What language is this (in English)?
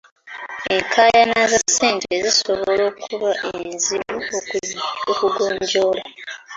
Ganda